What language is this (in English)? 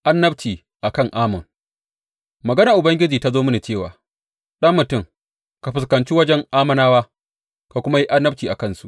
Hausa